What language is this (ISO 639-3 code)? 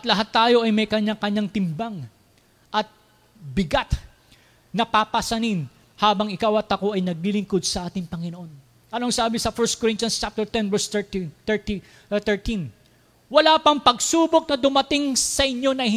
fil